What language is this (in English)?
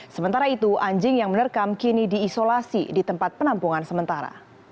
Indonesian